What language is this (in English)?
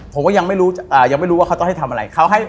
Thai